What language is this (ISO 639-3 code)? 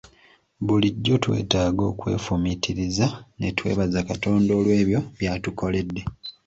lug